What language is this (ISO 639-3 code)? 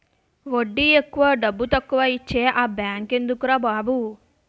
tel